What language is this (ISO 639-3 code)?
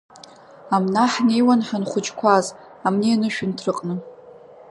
abk